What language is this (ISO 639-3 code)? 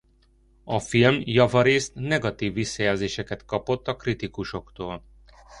hun